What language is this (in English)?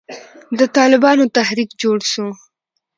Pashto